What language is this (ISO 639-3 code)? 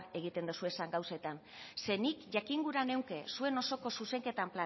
eus